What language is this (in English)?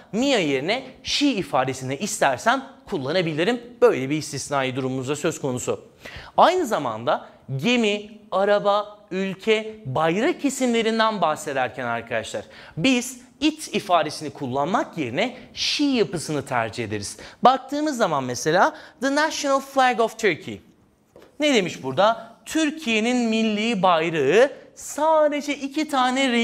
Turkish